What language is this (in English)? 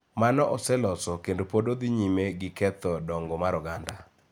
Luo (Kenya and Tanzania)